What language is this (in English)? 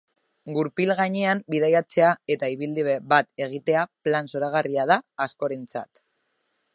Basque